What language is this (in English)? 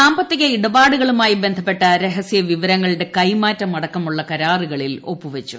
Malayalam